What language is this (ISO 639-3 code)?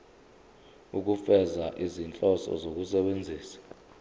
zul